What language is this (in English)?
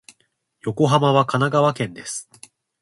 Japanese